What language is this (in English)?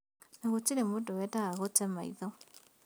Kikuyu